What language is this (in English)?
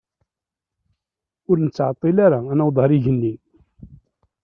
Kabyle